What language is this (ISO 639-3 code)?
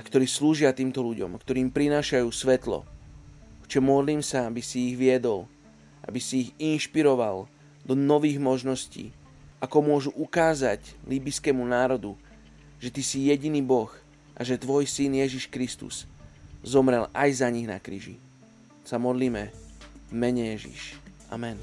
slk